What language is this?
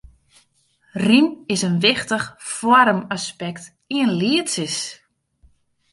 Western Frisian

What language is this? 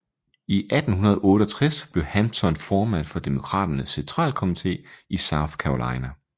Danish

